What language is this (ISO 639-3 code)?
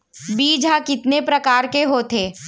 hne